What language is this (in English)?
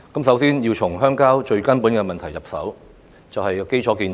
Cantonese